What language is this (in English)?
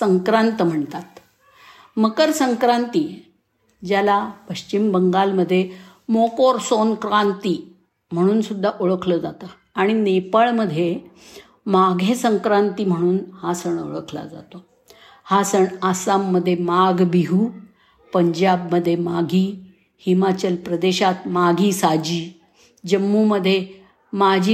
Marathi